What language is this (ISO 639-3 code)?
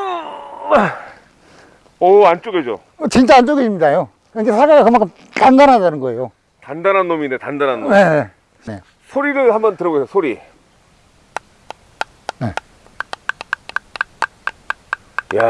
kor